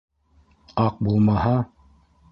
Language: Bashkir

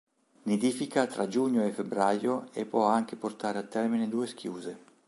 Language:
Italian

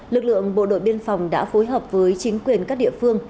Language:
Vietnamese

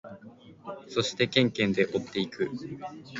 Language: Japanese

